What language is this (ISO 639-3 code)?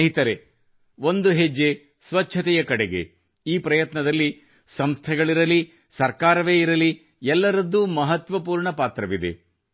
kan